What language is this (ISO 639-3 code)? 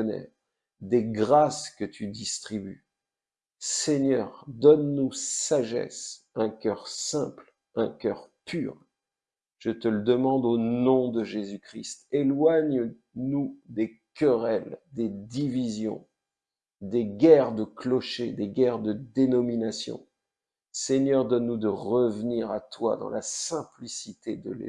fra